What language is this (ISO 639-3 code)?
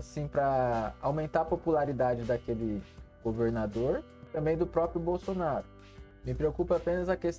por